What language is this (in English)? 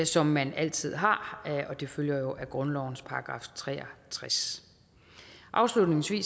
Danish